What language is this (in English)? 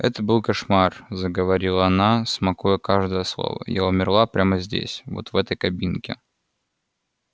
Russian